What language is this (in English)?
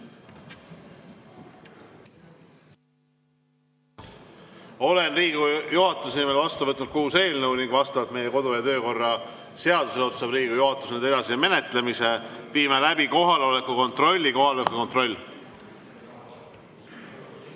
Estonian